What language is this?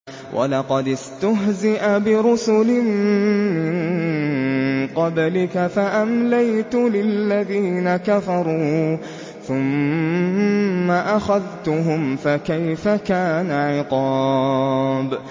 Arabic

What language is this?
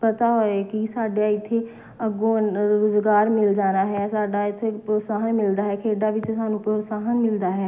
Punjabi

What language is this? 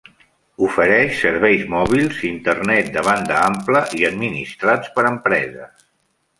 Catalan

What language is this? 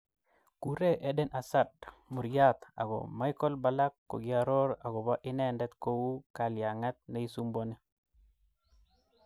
Kalenjin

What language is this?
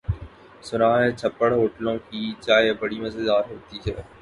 Urdu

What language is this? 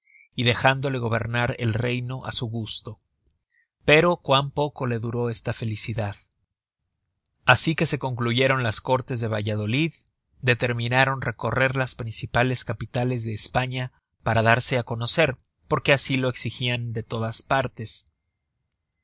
Spanish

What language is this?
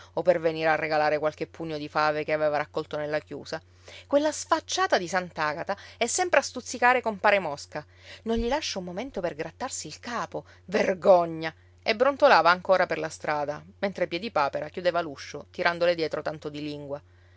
Italian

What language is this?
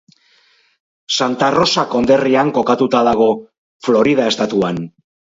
Basque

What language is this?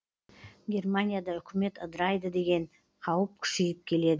Kazakh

